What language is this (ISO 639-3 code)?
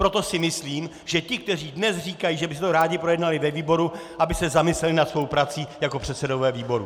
ces